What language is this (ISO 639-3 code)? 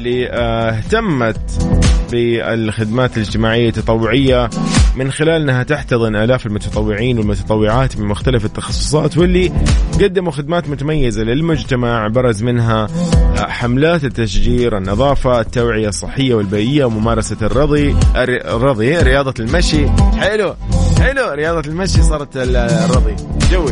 ara